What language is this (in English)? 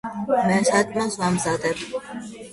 Georgian